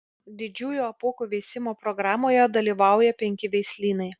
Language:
Lithuanian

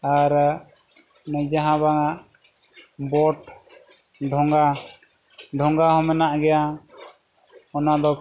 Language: Santali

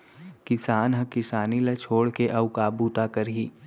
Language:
Chhattisgarhi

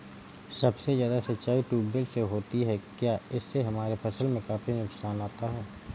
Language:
Hindi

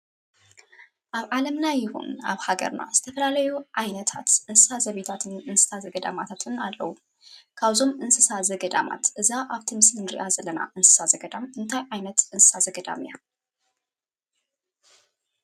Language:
Tigrinya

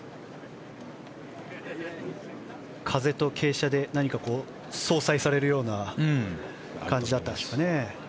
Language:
Japanese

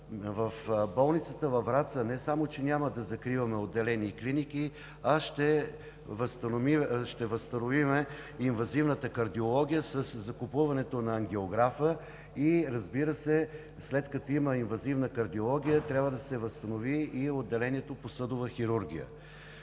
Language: Bulgarian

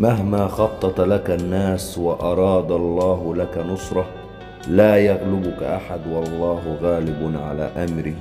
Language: Arabic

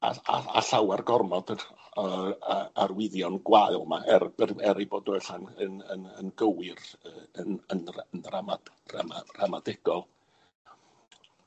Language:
Welsh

